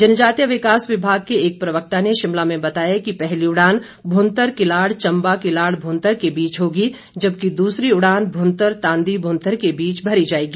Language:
Hindi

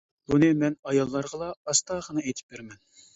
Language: Uyghur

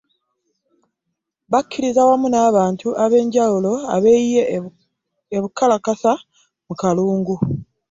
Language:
Ganda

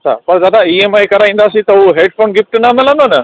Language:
Sindhi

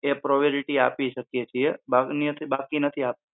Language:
Gujarati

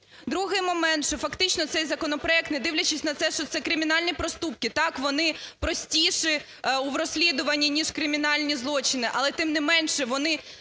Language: Ukrainian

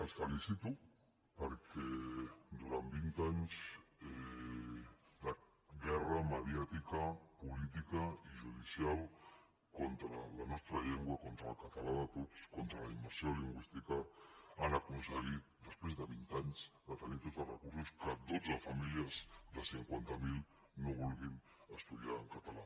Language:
Catalan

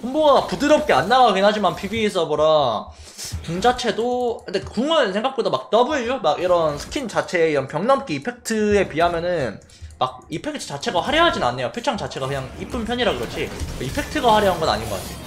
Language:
Korean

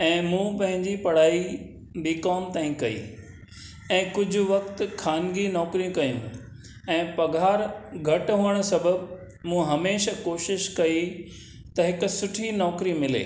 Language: Sindhi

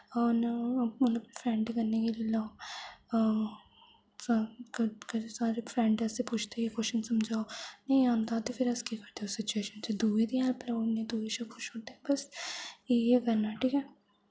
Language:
Dogri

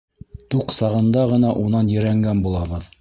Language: Bashkir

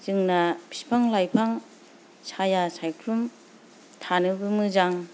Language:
Bodo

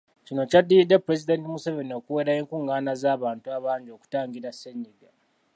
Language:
Ganda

